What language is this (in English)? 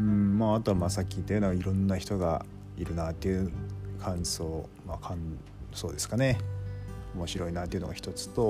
Japanese